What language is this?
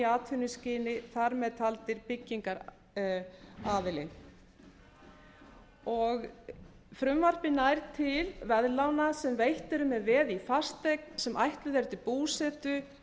Icelandic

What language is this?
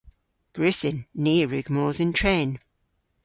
Cornish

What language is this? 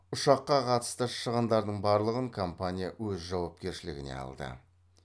Kazakh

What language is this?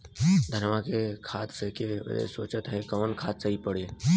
Bhojpuri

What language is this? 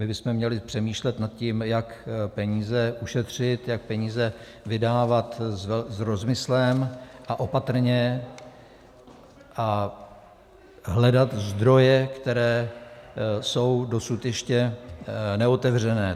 Czech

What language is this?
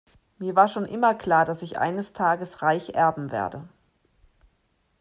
German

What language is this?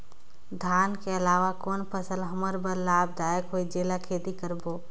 Chhattisgarhi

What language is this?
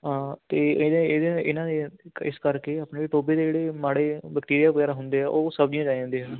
Punjabi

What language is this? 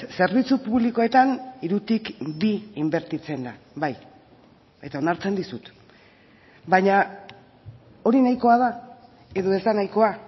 Basque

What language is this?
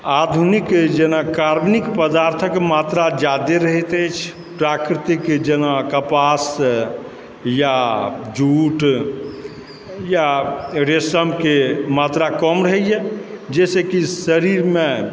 Maithili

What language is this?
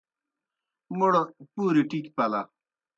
Kohistani Shina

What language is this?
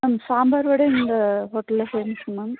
Tamil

